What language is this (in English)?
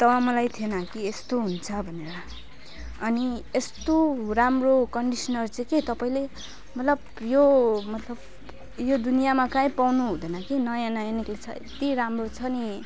Nepali